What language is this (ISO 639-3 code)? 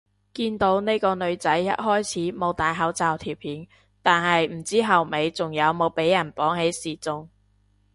yue